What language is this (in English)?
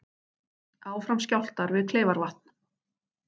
Icelandic